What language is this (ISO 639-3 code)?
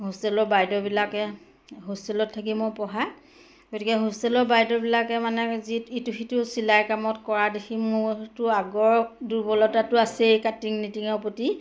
asm